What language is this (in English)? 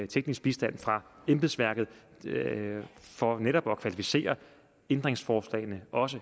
Danish